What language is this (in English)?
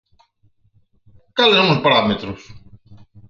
Galician